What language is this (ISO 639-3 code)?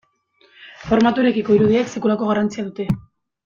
eus